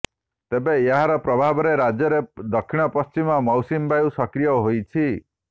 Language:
Odia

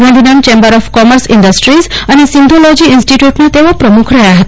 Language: Gujarati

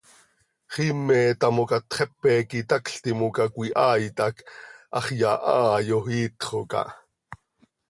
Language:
Seri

